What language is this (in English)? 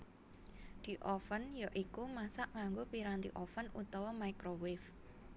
Javanese